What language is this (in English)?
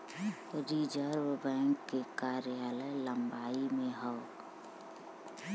Bhojpuri